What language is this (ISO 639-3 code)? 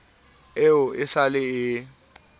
sot